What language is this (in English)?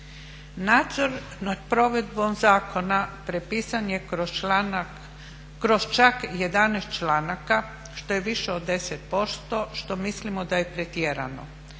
Croatian